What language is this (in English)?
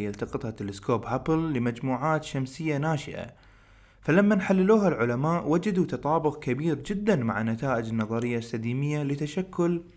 Arabic